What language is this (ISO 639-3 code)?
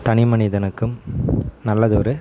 tam